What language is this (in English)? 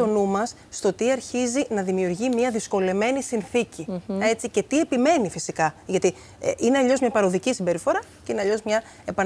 Greek